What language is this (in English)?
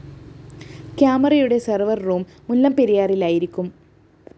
Malayalam